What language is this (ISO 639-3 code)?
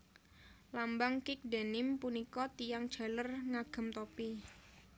jav